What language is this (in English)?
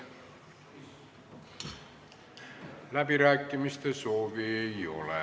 Estonian